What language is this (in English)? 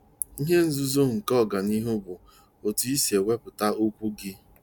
Igbo